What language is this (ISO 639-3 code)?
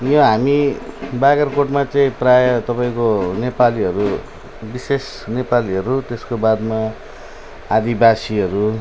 nep